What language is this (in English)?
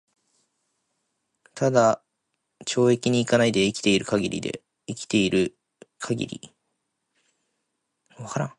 Japanese